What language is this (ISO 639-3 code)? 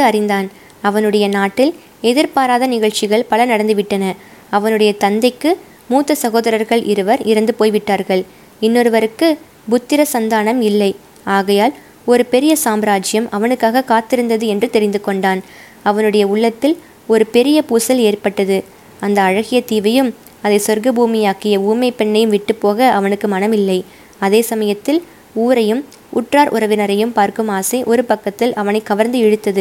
tam